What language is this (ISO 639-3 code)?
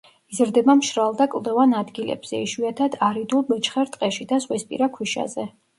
kat